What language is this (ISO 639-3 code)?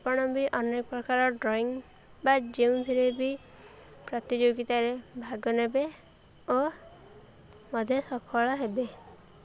ori